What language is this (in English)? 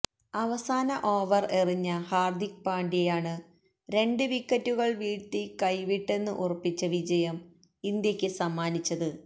Malayalam